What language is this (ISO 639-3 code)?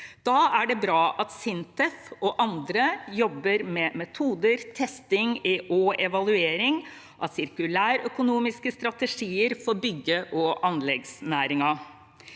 nor